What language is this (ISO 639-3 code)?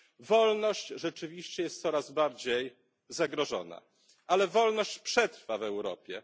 pol